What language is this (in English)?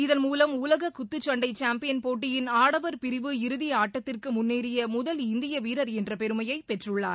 Tamil